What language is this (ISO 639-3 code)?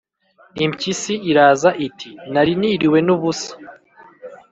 kin